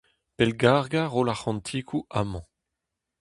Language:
Breton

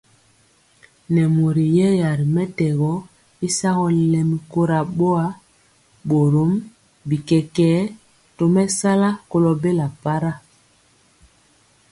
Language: Mpiemo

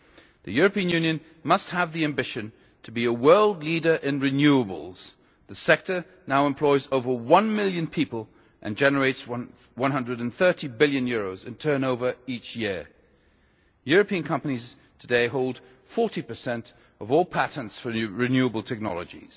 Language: English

